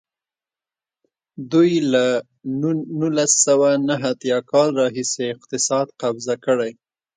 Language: Pashto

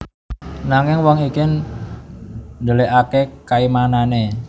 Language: Javanese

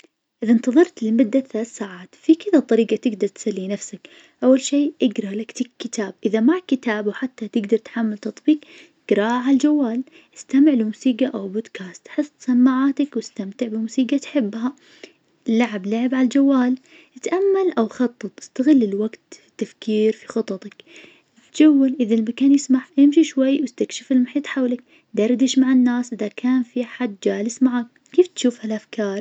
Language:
Najdi Arabic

